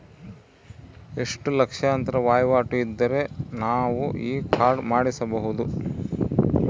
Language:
Kannada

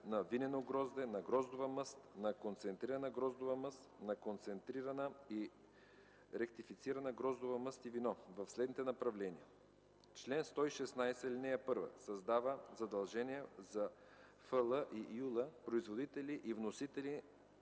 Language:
Bulgarian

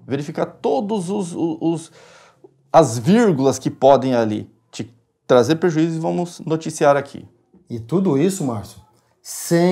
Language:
Portuguese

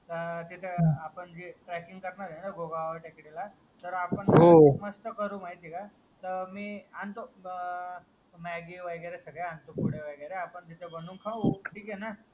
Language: Marathi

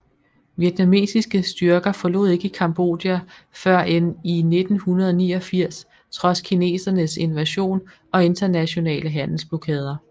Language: Danish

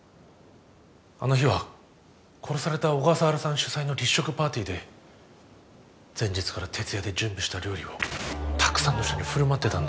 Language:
Japanese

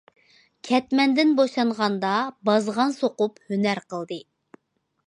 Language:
Uyghur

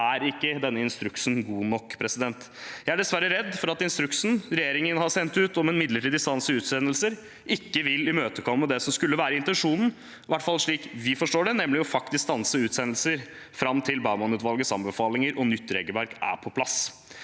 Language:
Norwegian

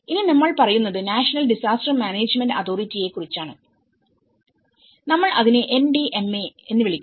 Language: Malayalam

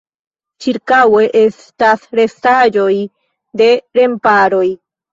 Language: Esperanto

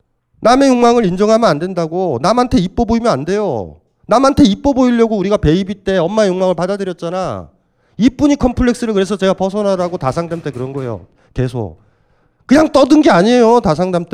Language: Korean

